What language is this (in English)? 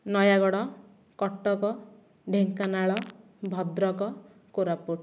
Odia